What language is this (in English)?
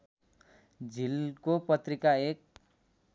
Nepali